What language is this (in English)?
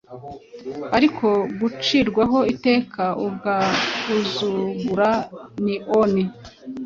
Kinyarwanda